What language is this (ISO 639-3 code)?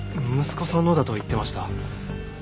jpn